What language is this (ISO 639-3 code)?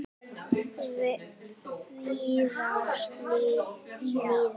isl